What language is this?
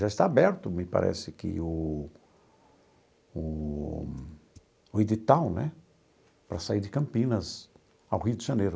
Portuguese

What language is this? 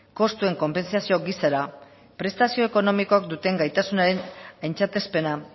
Basque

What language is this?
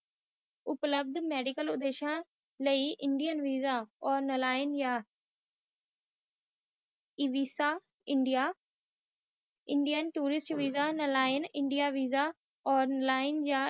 Punjabi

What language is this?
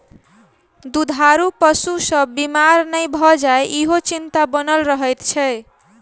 Maithili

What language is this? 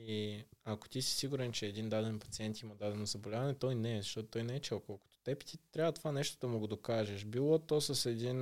Bulgarian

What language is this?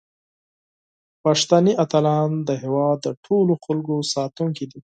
Pashto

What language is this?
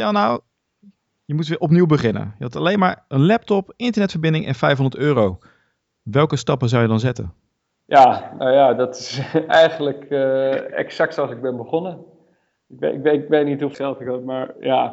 Dutch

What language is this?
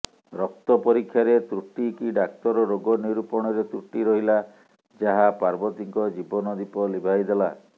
Odia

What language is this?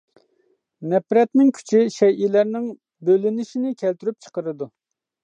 Uyghur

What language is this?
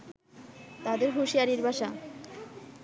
Bangla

